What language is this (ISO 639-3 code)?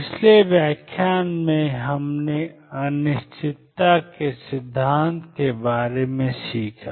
hin